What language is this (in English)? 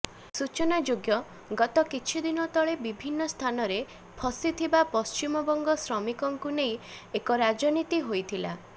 Odia